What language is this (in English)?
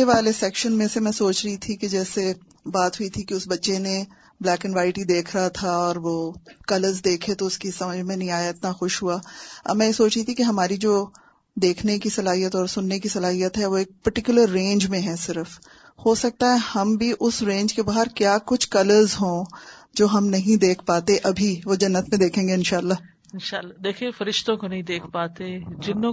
Urdu